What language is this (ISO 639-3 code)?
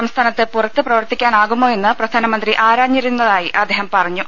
mal